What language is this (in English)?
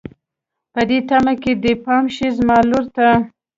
Pashto